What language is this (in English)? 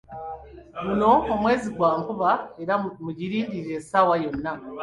Ganda